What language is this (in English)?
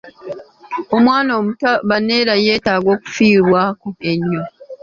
Ganda